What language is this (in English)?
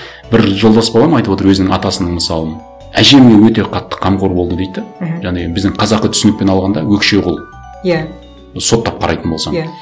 Kazakh